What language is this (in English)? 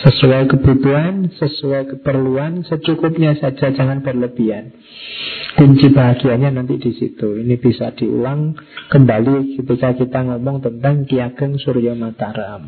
Indonesian